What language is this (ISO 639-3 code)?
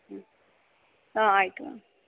kan